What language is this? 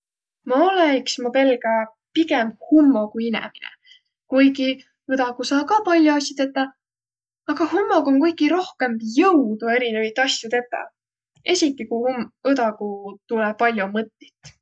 Võro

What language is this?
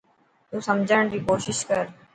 Dhatki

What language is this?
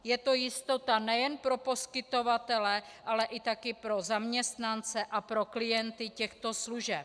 Czech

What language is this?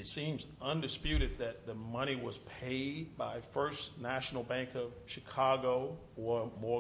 English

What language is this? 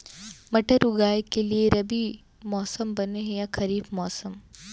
Chhattisgarhi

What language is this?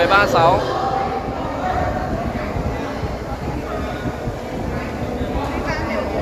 Vietnamese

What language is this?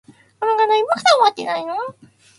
Japanese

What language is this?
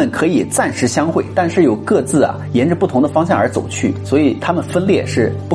Chinese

